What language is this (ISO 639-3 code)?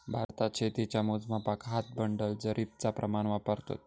mar